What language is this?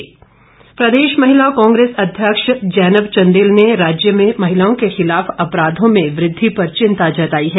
Hindi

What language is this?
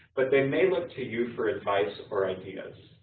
English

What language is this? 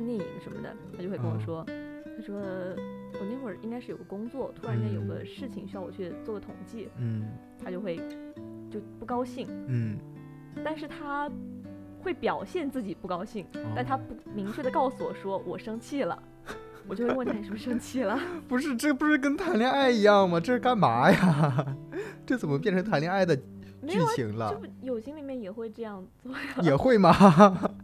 Chinese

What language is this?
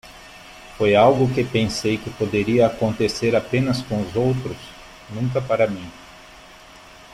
Portuguese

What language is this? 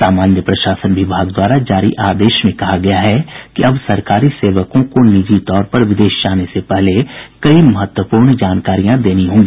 Hindi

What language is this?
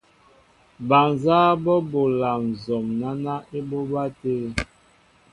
Mbo (Cameroon)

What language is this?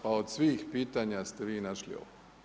Croatian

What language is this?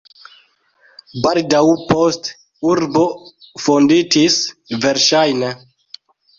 Esperanto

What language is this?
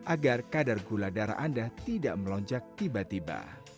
Indonesian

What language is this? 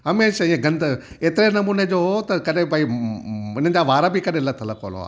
Sindhi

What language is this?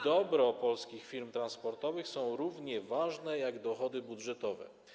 Polish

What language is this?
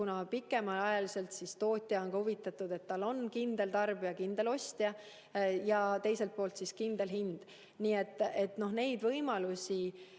Estonian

